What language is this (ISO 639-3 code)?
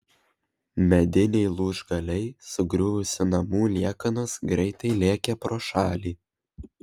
lit